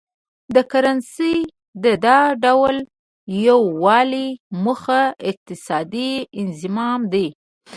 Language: Pashto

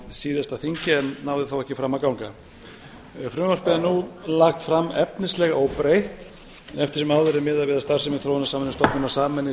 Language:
Icelandic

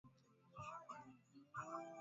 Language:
Swahili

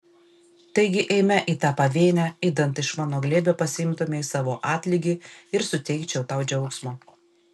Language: Lithuanian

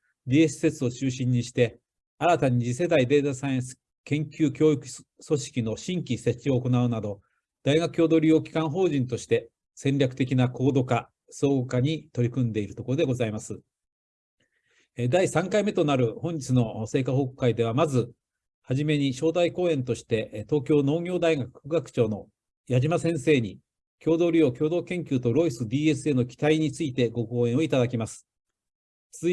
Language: Japanese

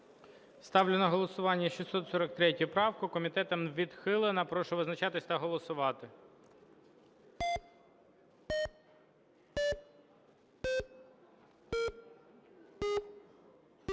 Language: Ukrainian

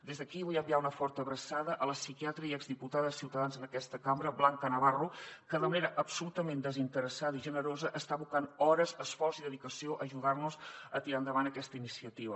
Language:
Catalan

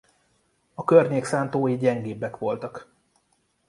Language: Hungarian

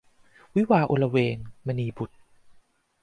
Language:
Thai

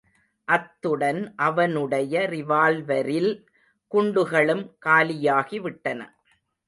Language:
Tamil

